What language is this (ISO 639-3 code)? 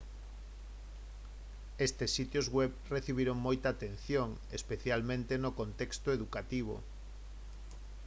glg